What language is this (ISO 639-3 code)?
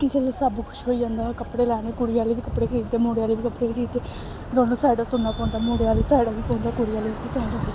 doi